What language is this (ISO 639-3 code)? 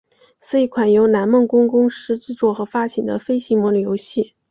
zho